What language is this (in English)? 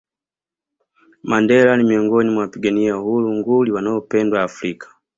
Swahili